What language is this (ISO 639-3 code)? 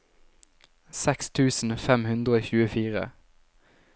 nor